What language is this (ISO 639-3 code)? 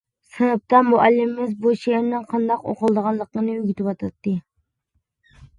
uig